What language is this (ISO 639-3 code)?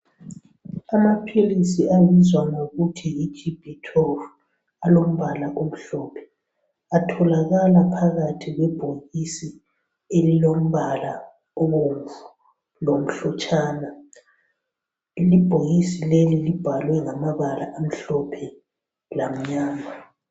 nde